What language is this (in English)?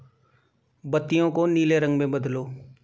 Hindi